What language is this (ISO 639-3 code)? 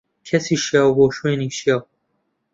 ckb